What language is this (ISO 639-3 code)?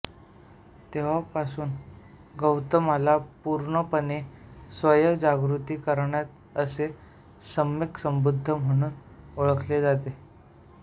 mar